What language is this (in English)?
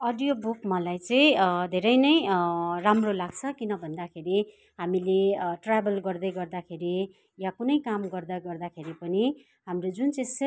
Nepali